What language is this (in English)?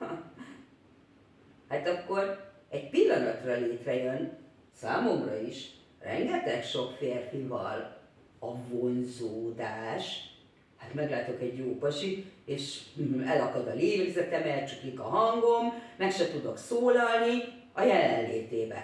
Hungarian